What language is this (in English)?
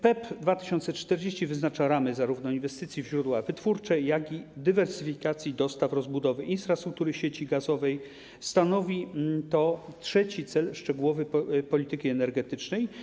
Polish